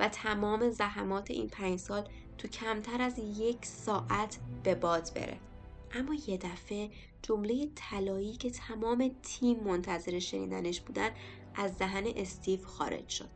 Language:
Persian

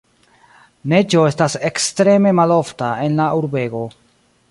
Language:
Esperanto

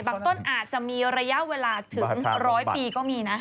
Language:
Thai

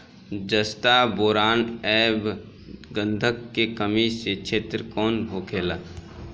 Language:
Bhojpuri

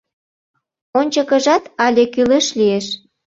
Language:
Mari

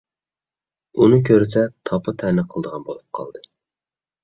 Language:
Uyghur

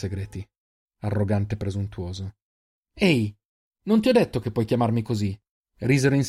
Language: Italian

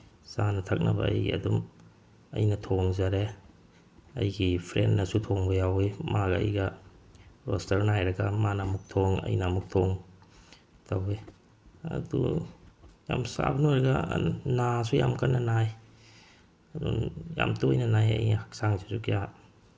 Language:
Manipuri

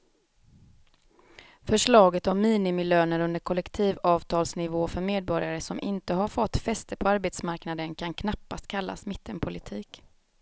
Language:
Swedish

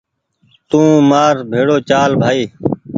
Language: Goaria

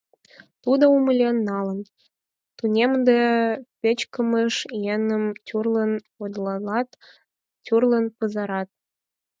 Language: Mari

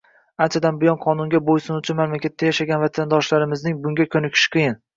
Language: Uzbek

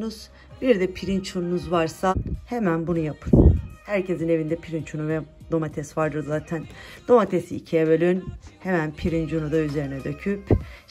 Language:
Turkish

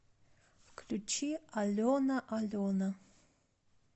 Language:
Russian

